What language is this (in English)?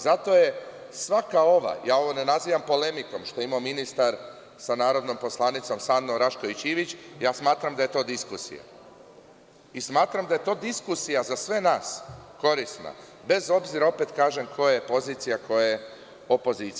Serbian